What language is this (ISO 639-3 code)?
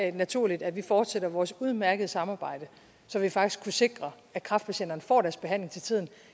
dan